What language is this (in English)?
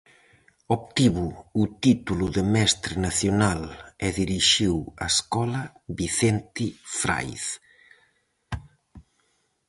Galician